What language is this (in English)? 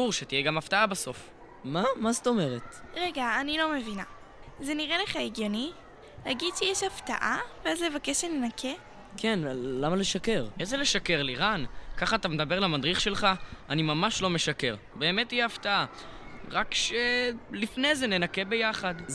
Hebrew